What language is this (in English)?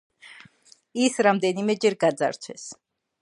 Georgian